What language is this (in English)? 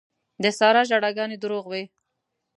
Pashto